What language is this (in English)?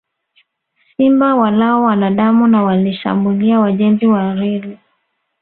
Swahili